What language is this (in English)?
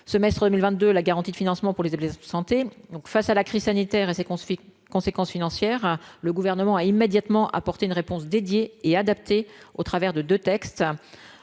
French